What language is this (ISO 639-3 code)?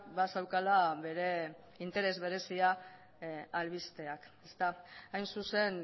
eus